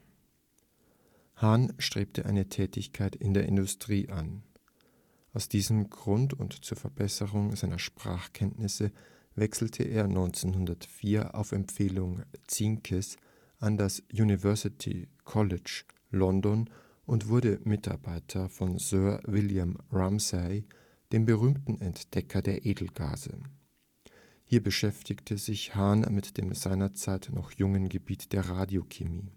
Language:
German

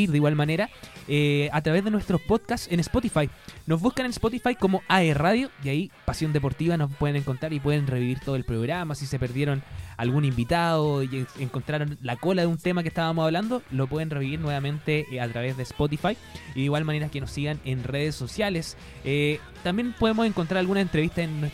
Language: Spanish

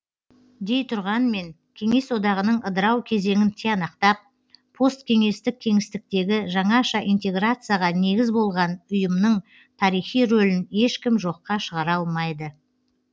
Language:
Kazakh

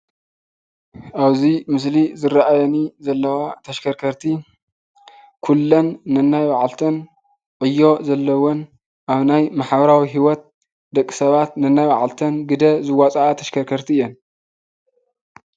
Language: Tigrinya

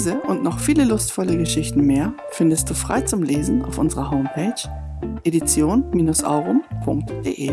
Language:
German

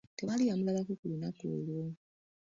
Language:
Ganda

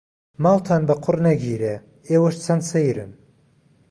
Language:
Central Kurdish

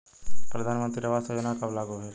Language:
Bhojpuri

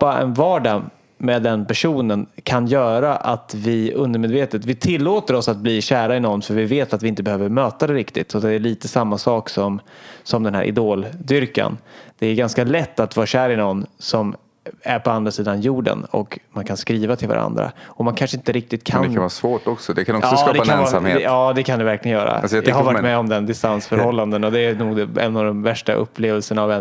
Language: Swedish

